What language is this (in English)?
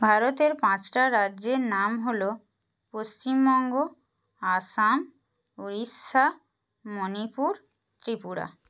Bangla